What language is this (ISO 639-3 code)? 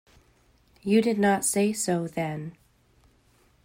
eng